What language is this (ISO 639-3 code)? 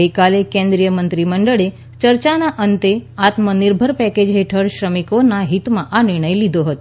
guj